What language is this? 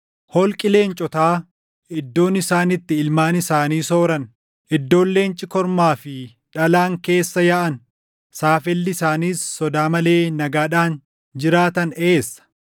Oromo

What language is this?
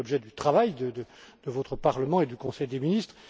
French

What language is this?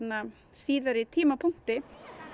Icelandic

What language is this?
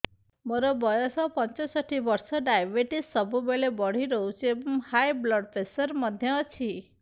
Odia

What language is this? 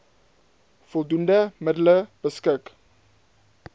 Afrikaans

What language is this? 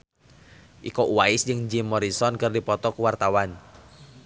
Sundanese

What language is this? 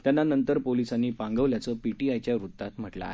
Marathi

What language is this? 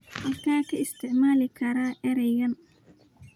Somali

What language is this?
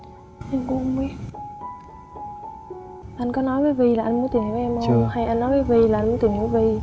Vietnamese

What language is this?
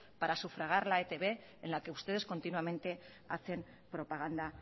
Spanish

